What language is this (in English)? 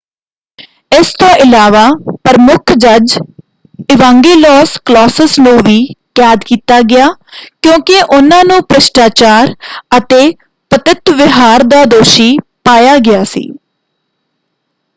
Punjabi